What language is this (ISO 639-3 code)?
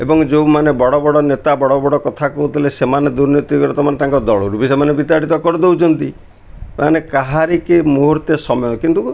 ori